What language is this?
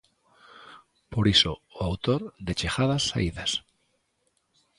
Galician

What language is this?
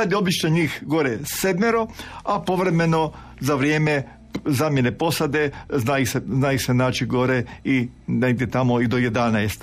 Croatian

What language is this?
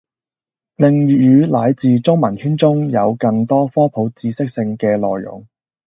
Cantonese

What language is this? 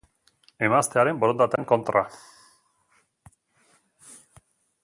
Basque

